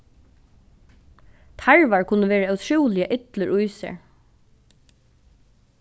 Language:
Faroese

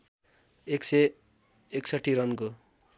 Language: Nepali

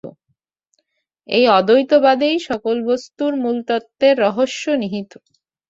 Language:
Bangla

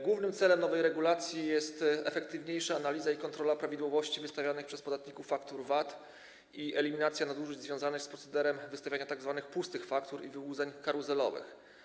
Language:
Polish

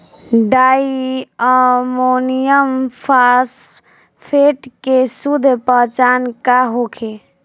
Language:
Bhojpuri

